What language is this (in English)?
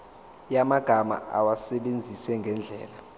Zulu